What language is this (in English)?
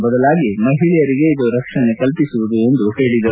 Kannada